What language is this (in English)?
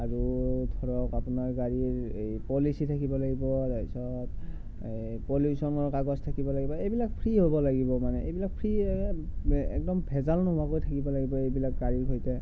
Assamese